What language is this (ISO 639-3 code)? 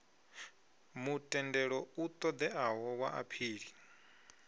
ven